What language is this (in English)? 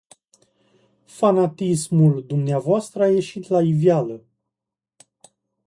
Romanian